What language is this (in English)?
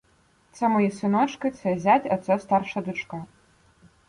Ukrainian